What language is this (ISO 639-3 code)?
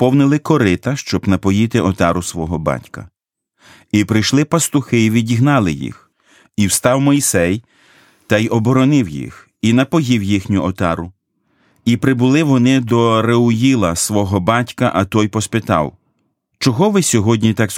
ukr